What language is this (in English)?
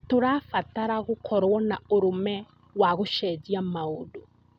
Kikuyu